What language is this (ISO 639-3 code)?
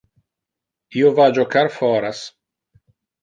ina